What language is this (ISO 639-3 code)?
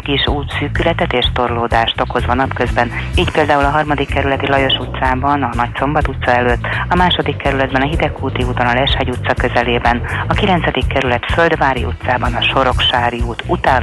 hun